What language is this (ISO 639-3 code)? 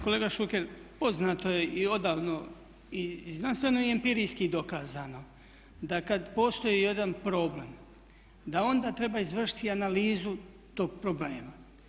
hrv